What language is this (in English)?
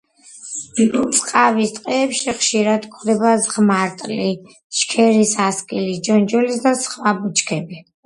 Georgian